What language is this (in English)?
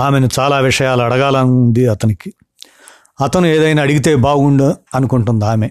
Telugu